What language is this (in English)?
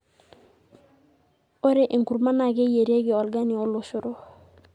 Masai